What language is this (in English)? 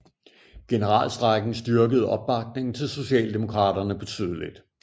Danish